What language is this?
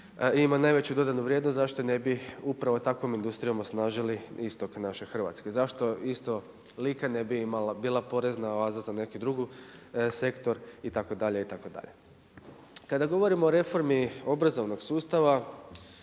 Croatian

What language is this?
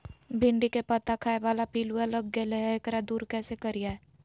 Magahi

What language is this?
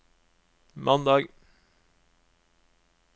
Norwegian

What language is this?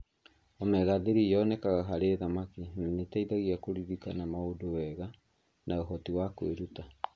Kikuyu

